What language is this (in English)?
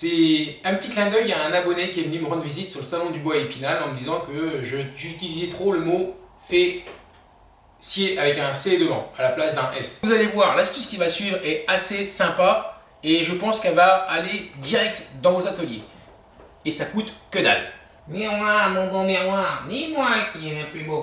French